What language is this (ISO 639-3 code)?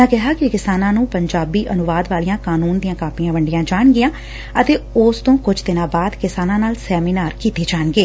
pan